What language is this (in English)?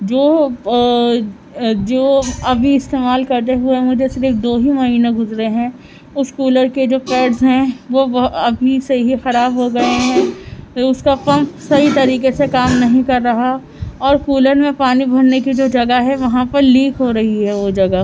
Urdu